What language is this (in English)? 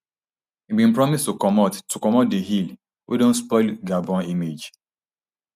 Nigerian Pidgin